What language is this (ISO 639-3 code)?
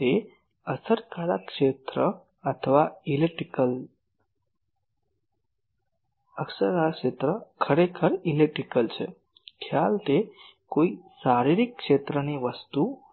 guj